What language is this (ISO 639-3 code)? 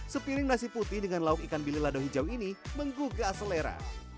ind